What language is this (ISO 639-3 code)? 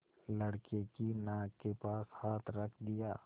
hin